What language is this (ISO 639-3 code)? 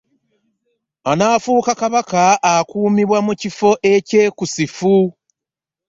lug